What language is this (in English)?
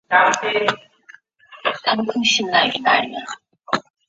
Chinese